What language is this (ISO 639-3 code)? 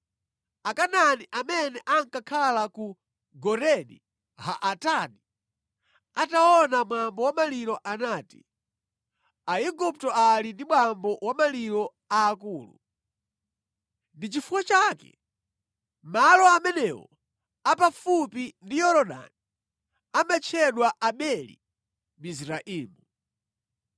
nya